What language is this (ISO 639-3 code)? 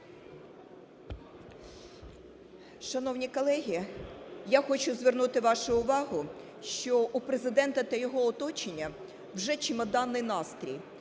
ukr